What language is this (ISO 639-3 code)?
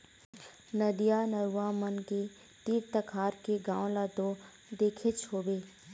hne